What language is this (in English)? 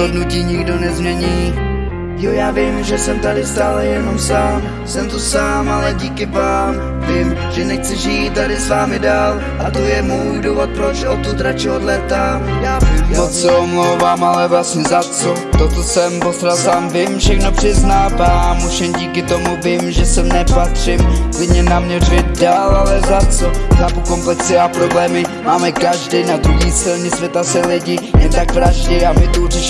Czech